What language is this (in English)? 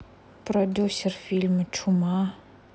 Russian